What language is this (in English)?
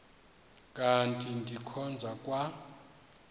Xhosa